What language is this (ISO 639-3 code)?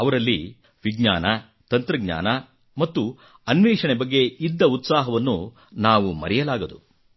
kan